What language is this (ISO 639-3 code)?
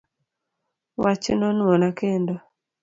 luo